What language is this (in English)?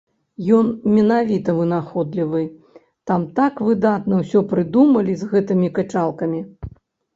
Belarusian